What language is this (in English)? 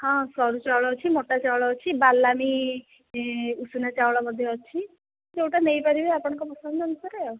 Odia